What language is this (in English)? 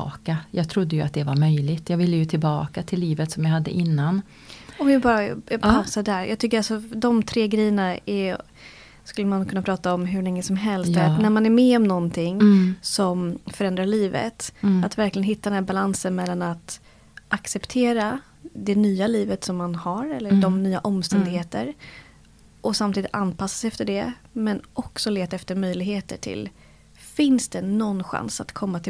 Swedish